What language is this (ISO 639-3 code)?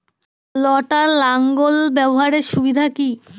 ben